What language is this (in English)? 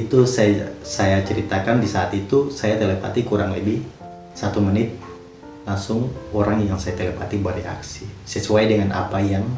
Indonesian